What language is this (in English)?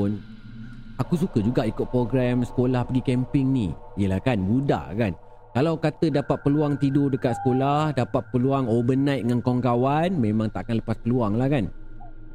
Malay